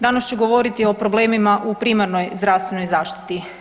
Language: Croatian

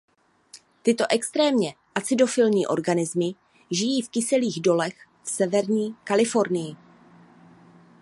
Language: Czech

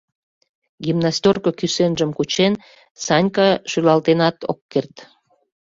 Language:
Mari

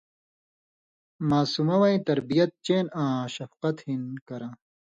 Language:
Indus Kohistani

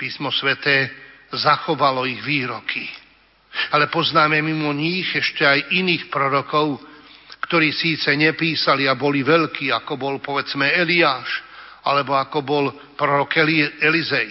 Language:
Slovak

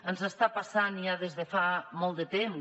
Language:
Catalan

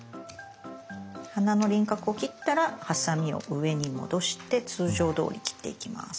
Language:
Japanese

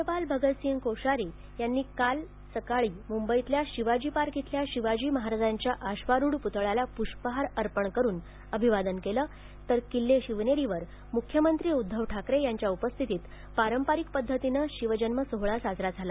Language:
Marathi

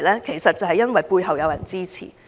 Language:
Cantonese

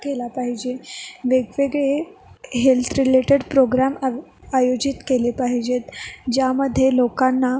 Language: Marathi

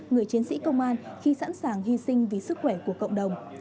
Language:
Vietnamese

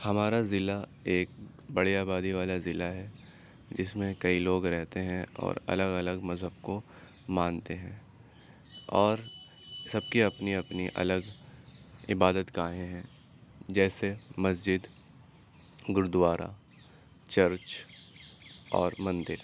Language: Urdu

